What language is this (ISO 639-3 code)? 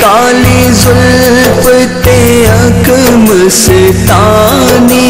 ara